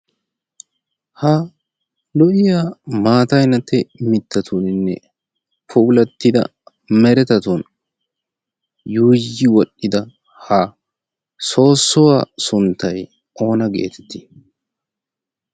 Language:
Wolaytta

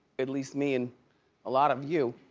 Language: English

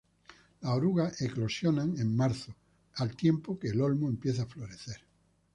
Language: Spanish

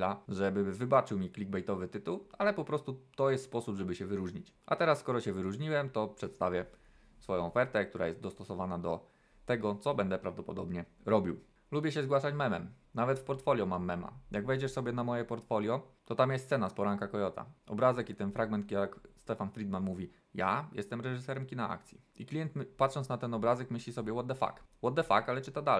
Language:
Polish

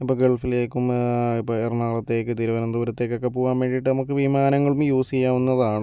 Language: Malayalam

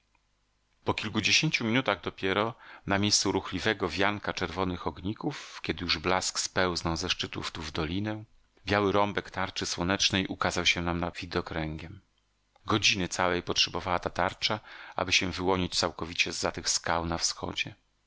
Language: Polish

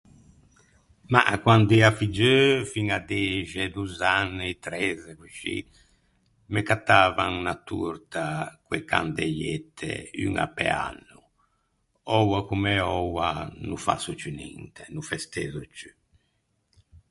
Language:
Ligurian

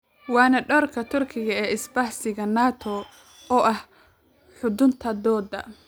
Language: Somali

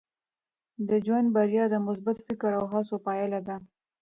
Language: Pashto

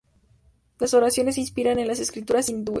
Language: Spanish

